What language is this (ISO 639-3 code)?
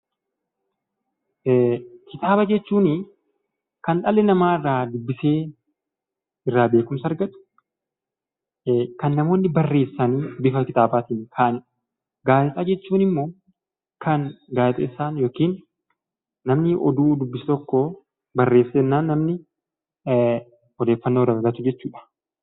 orm